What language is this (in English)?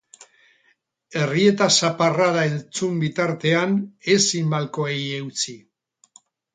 Basque